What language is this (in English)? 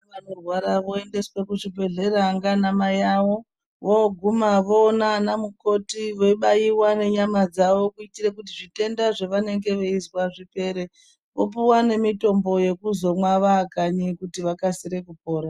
Ndau